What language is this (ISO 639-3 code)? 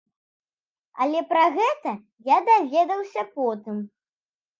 bel